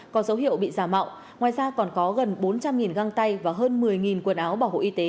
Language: Vietnamese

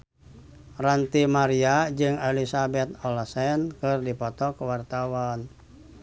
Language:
Sundanese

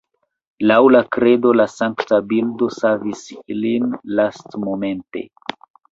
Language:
Esperanto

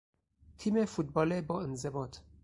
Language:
Persian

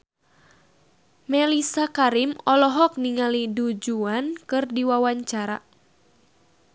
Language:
Sundanese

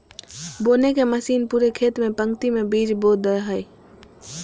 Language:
Magahi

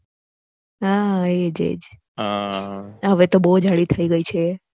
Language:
Gujarati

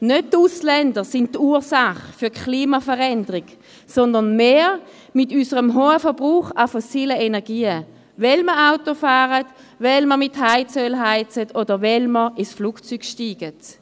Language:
Swiss German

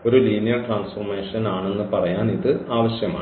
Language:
Malayalam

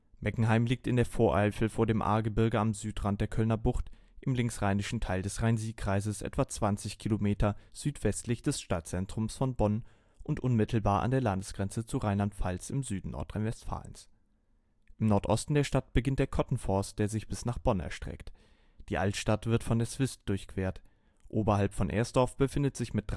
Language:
German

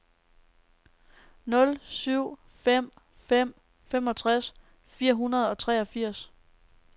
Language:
Danish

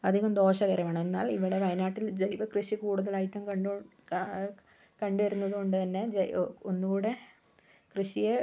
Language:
Malayalam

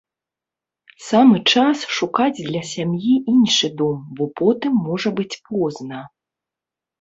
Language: Belarusian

